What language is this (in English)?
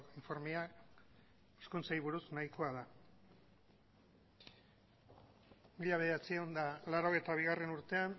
Basque